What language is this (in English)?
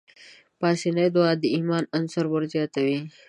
Pashto